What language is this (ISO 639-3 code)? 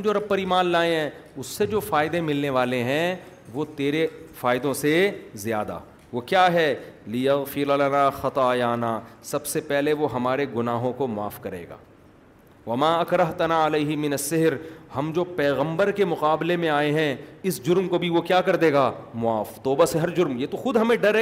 urd